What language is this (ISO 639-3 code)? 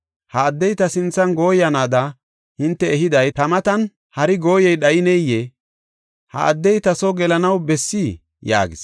gof